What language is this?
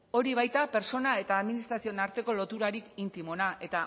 Basque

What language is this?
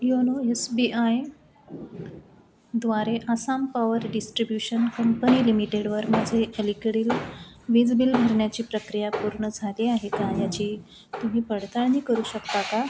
Marathi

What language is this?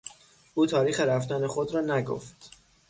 Persian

